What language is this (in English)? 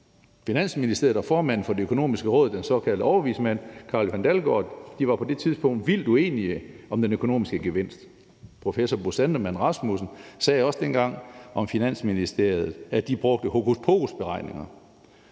Danish